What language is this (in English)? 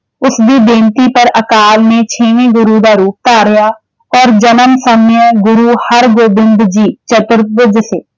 Punjabi